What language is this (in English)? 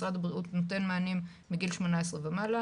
Hebrew